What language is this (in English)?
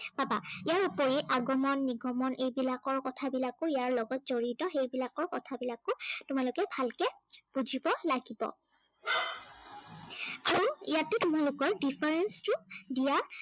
Assamese